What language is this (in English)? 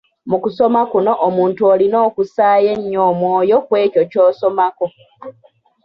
Ganda